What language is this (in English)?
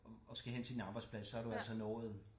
Danish